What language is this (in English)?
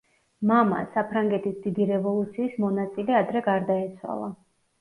Georgian